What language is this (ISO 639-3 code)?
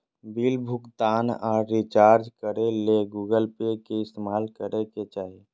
mag